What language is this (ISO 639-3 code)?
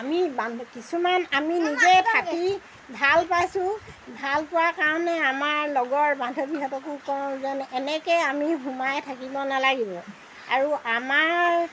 asm